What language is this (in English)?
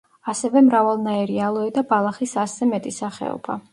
Georgian